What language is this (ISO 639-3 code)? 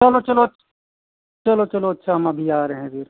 hin